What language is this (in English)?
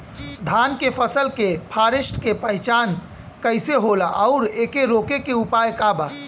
Bhojpuri